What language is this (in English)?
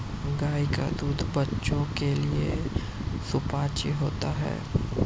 Hindi